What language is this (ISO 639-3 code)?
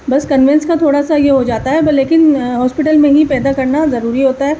urd